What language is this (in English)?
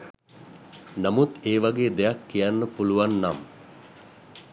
Sinhala